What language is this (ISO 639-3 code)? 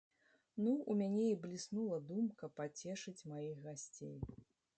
bel